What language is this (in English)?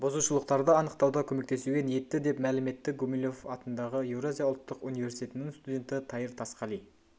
Kazakh